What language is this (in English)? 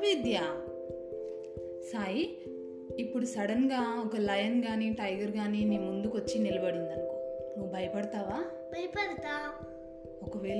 Telugu